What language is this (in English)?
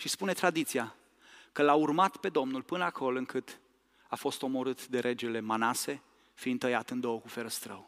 Romanian